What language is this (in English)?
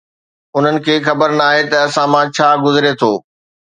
Sindhi